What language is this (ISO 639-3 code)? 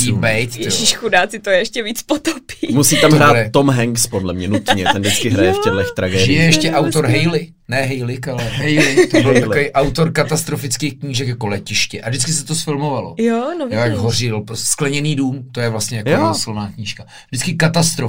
ces